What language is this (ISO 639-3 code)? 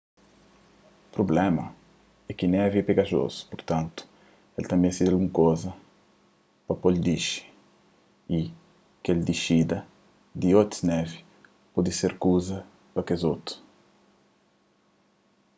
kea